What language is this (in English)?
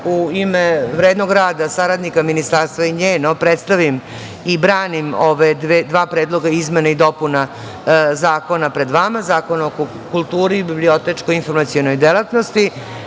Serbian